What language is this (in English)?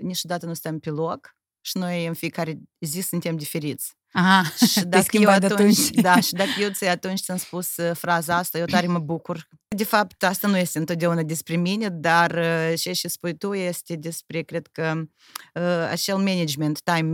Romanian